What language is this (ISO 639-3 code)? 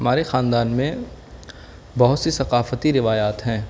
urd